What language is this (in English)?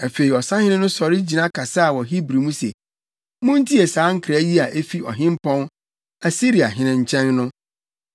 Akan